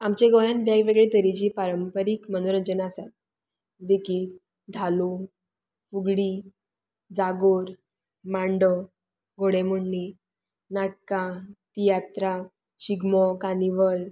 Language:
Konkani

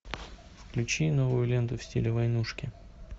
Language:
Russian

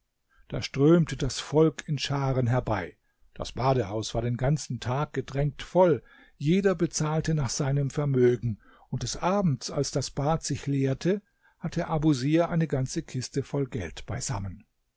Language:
German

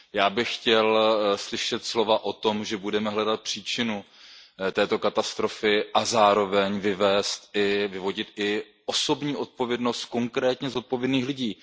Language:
Czech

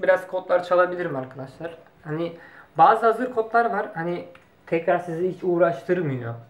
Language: Turkish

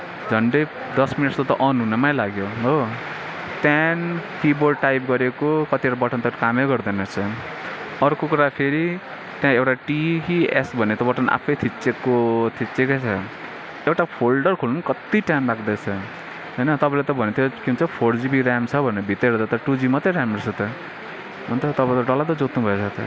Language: Nepali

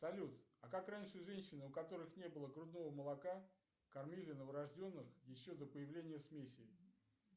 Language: Russian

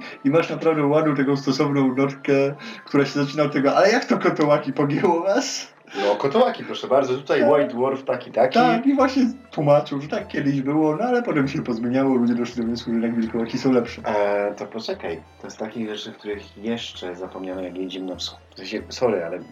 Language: Polish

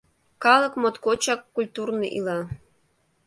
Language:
Mari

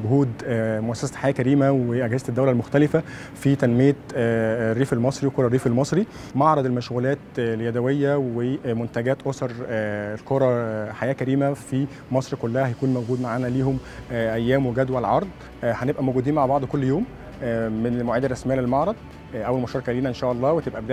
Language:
Arabic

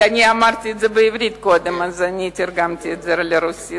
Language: Hebrew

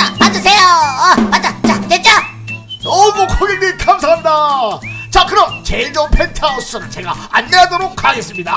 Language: Korean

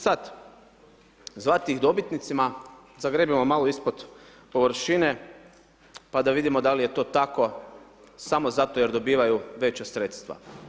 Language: Croatian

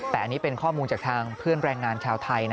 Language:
Thai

